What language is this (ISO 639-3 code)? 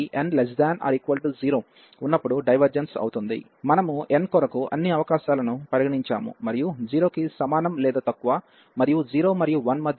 tel